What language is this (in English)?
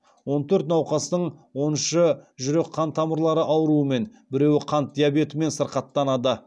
Kazakh